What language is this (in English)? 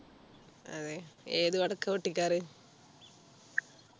Malayalam